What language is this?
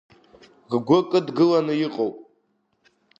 Abkhazian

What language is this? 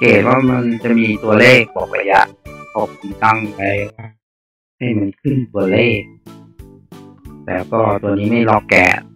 Thai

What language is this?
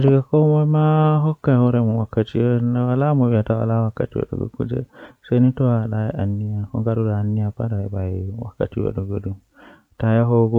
Western Niger Fulfulde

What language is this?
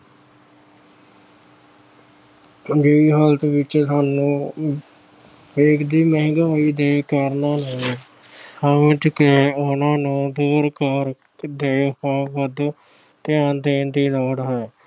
Punjabi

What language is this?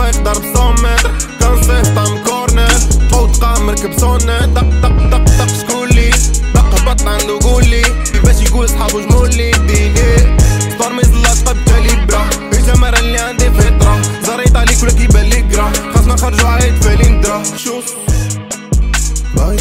Dutch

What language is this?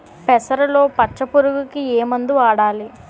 Telugu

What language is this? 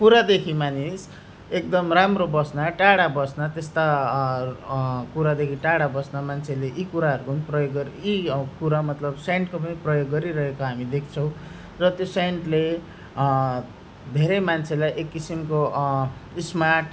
Nepali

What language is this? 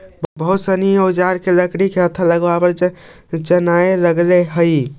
Magahi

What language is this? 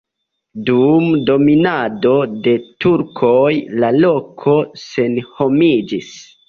Esperanto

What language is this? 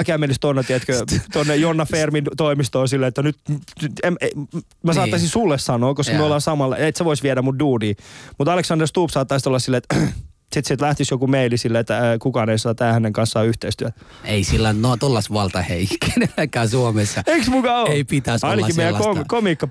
Finnish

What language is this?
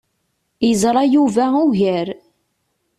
Kabyle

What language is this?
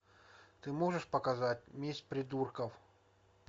Russian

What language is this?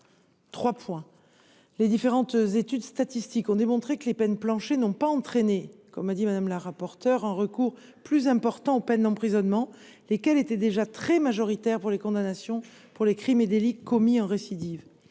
French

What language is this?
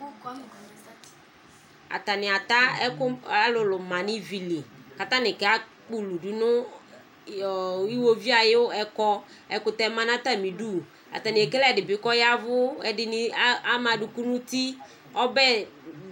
Ikposo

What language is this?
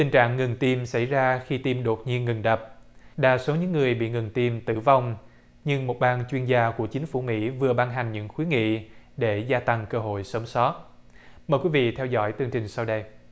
Vietnamese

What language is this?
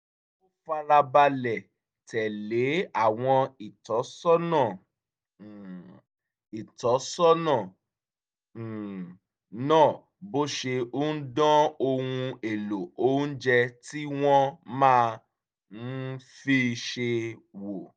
Yoruba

